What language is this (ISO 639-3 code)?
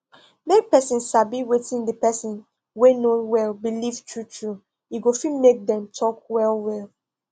pcm